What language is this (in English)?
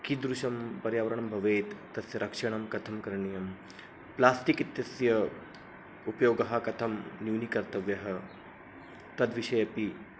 Sanskrit